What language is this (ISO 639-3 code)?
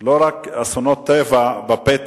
heb